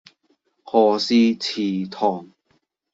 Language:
Cantonese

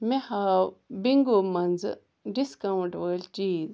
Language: Kashmiri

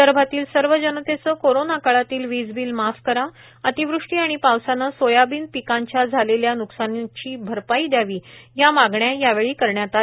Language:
Marathi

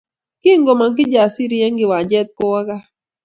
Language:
Kalenjin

